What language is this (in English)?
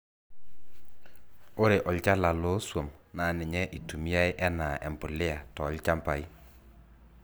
Masai